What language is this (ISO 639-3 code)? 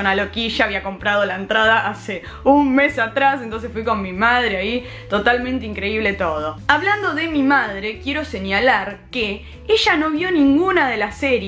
spa